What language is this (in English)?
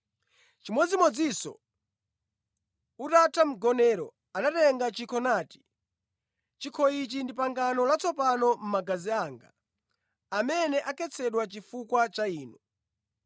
Nyanja